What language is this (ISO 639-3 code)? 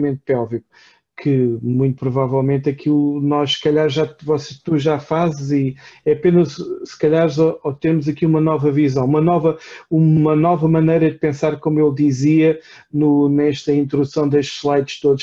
por